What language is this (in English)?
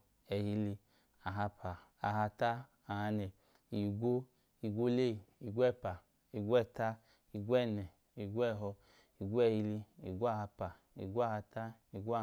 Idoma